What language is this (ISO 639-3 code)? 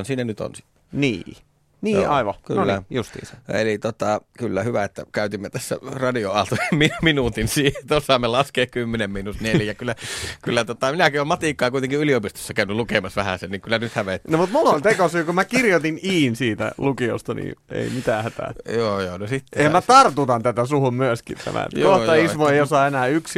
fin